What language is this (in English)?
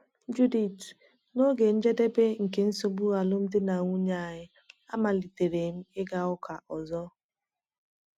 Igbo